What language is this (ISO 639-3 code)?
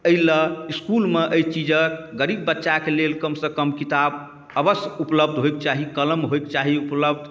mai